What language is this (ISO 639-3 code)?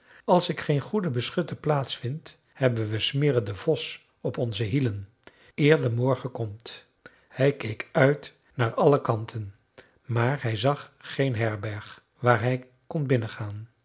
nld